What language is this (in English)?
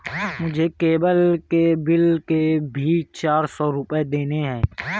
Hindi